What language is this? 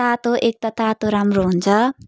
Nepali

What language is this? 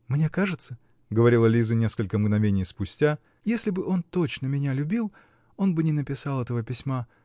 Russian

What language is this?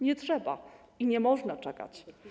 Polish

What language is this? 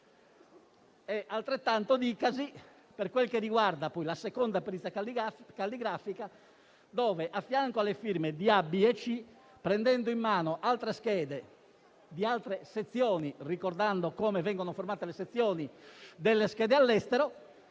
Italian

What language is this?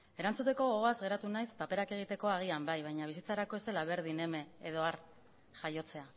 Basque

